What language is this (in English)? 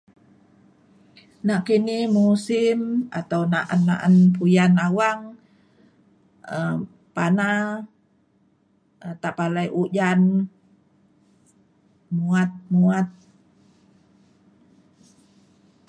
Mainstream Kenyah